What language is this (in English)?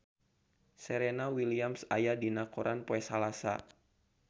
Sundanese